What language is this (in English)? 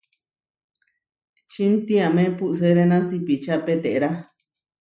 Huarijio